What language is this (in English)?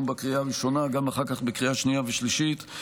Hebrew